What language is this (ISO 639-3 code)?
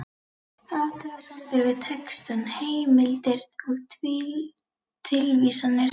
isl